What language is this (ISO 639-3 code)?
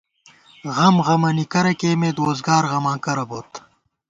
gwt